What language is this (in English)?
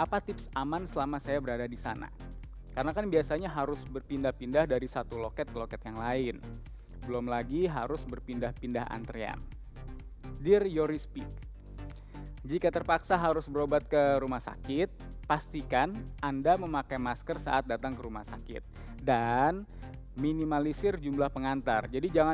Indonesian